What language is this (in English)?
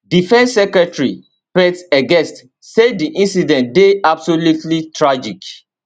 Nigerian Pidgin